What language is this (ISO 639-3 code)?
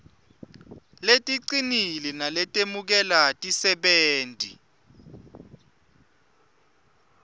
ssw